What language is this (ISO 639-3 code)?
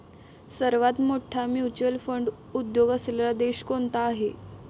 mar